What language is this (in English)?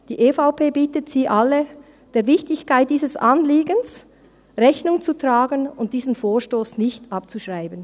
Swiss German